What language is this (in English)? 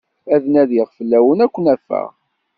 Kabyle